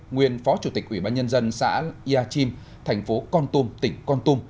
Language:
Vietnamese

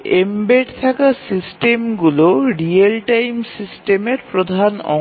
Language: Bangla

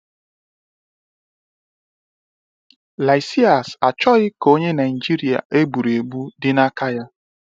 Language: Igbo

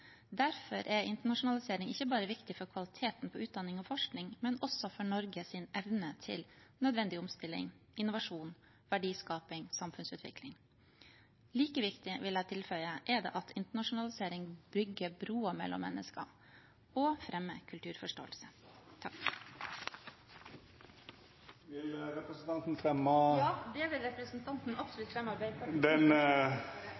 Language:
Norwegian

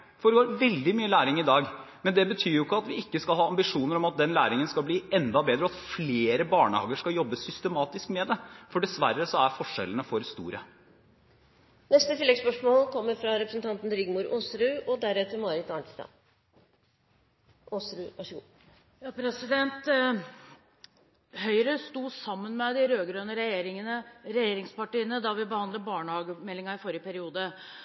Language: Norwegian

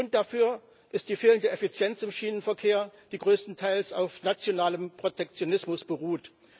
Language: German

